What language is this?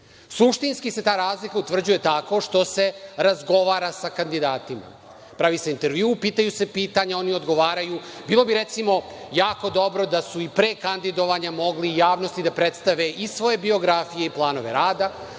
Serbian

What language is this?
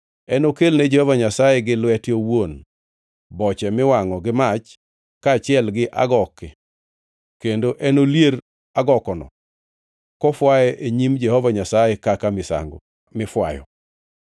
Luo (Kenya and Tanzania)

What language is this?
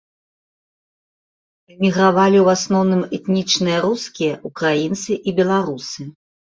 Belarusian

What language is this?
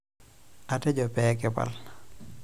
Masai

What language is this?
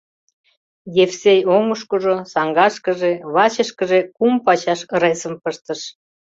Mari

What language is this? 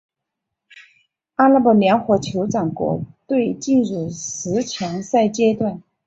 Chinese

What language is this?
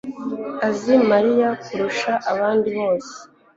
Kinyarwanda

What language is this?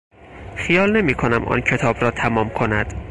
Persian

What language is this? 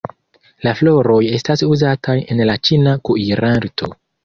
Esperanto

